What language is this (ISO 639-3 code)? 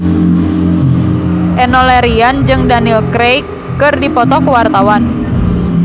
sun